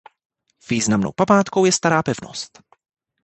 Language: Czech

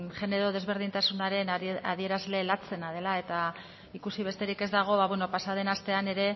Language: Basque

